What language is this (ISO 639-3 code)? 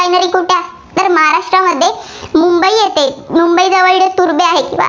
mar